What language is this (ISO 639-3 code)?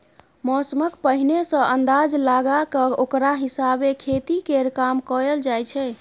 mai